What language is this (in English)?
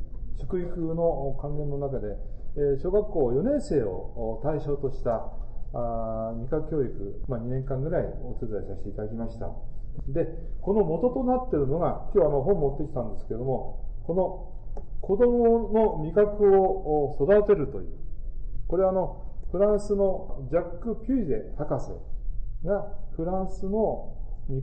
Japanese